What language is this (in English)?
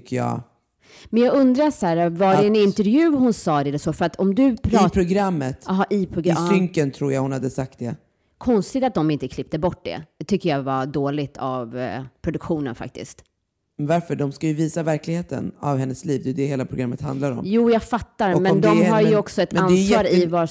Swedish